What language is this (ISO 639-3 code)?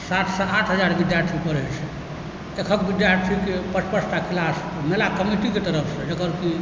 mai